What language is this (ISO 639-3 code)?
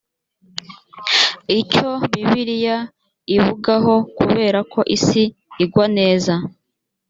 kin